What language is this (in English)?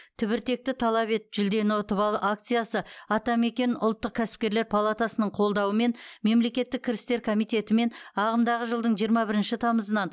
Kazakh